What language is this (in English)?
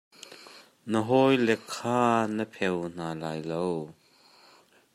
Hakha Chin